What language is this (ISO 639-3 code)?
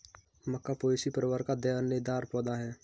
hin